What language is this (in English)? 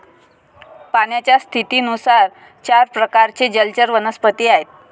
Marathi